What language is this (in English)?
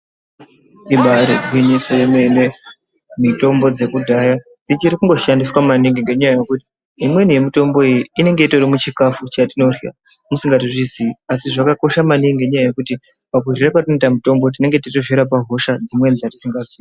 Ndau